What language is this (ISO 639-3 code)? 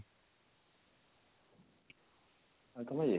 ori